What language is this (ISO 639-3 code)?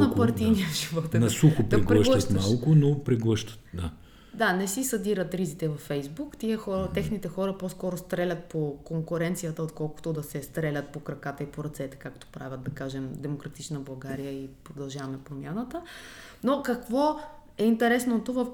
bul